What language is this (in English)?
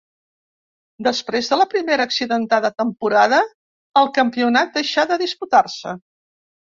Catalan